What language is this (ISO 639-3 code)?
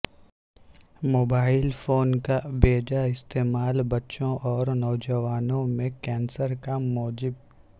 urd